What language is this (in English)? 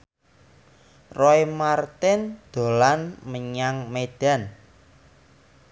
Javanese